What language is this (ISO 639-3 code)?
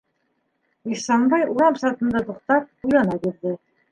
bak